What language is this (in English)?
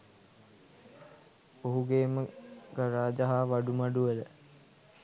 Sinhala